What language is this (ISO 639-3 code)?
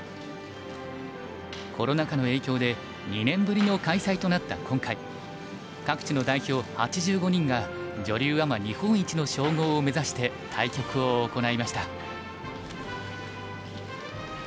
jpn